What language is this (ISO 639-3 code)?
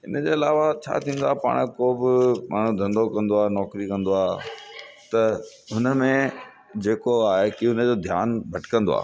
snd